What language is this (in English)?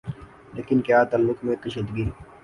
Urdu